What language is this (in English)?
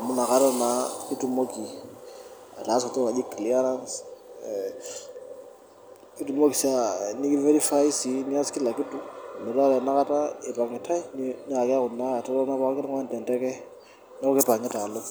Masai